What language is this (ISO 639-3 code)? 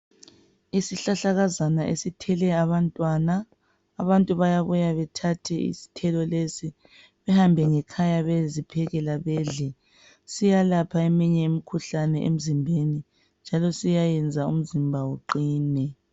nde